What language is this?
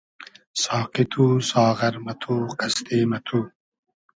Hazaragi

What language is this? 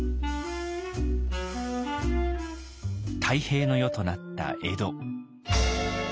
Japanese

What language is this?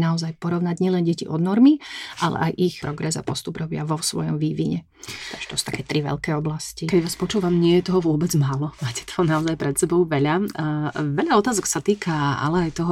Slovak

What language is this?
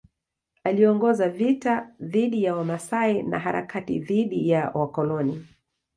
Swahili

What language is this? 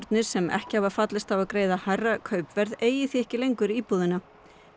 Icelandic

